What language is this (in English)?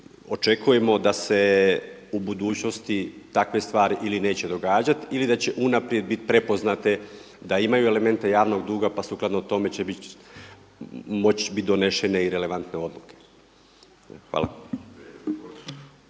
Croatian